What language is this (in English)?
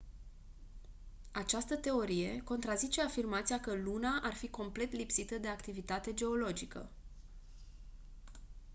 Romanian